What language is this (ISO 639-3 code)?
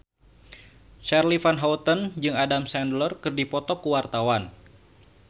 sun